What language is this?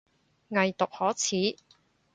Cantonese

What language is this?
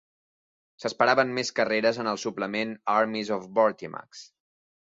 Catalan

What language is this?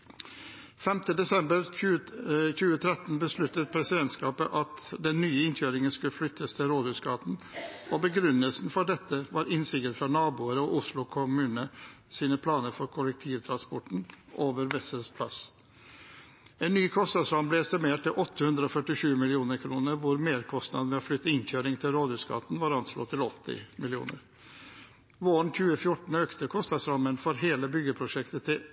Norwegian Bokmål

